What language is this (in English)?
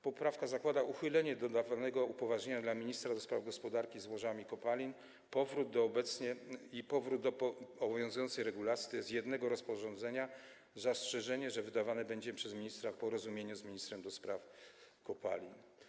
Polish